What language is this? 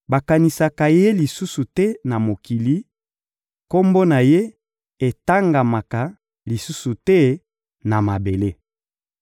Lingala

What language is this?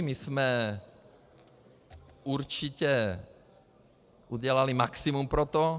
Czech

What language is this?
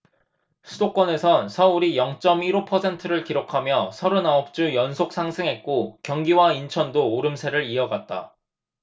Korean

